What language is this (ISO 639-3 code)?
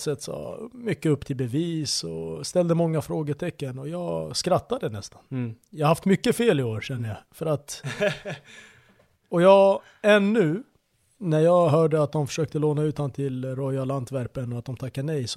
swe